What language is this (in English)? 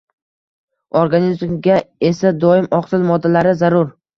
Uzbek